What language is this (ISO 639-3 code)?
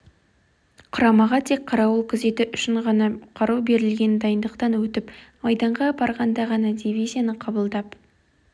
kaz